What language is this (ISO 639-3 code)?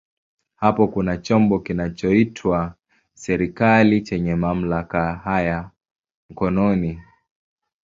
swa